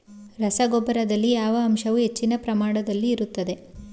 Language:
Kannada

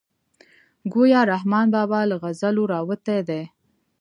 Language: Pashto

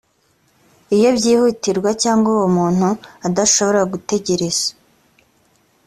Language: Kinyarwanda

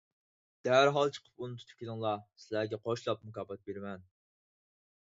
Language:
Uyghur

